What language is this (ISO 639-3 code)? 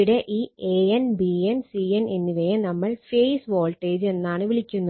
mal